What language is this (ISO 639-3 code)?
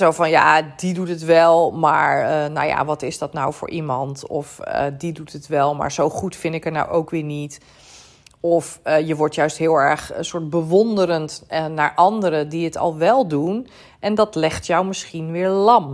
nld